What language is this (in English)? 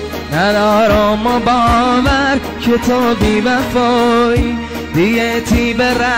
Persian